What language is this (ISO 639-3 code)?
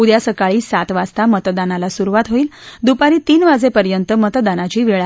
mar